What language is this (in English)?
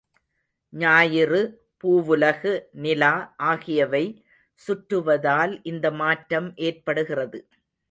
Tamil